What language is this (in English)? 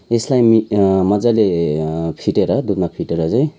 Nepali